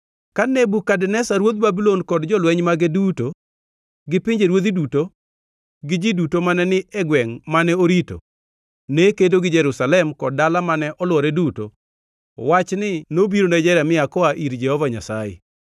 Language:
Luo (Kenya and Tanzania)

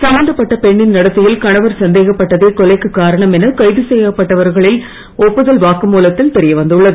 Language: Tamil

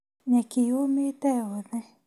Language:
Kikuyu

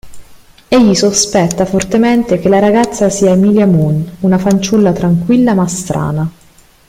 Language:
Italian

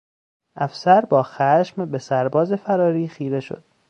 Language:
Persian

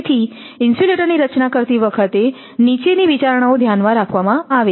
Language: Gujarati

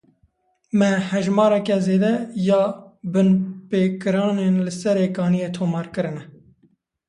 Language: Kurdish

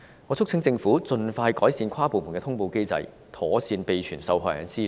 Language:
Cantonese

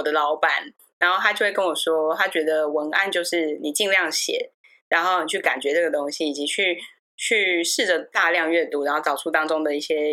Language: Chinese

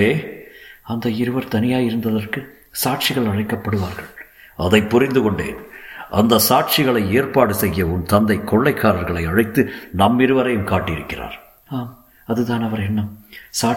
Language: Tamil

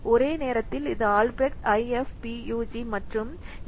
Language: Tamil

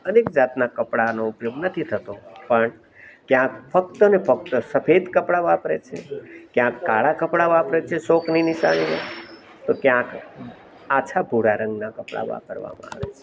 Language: Gujarati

